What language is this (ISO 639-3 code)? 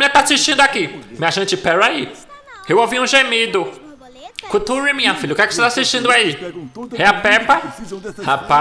por